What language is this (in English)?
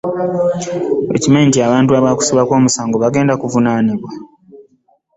Ganda